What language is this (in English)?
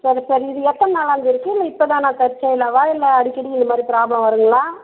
Tamil